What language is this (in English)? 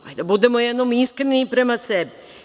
Serbian